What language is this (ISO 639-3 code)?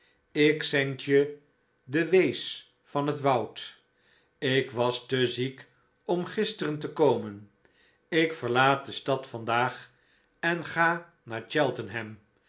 nld